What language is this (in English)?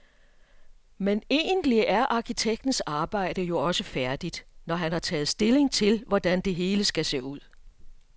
Danish